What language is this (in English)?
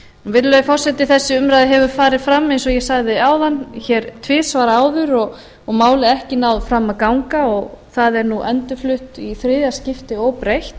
Icelandic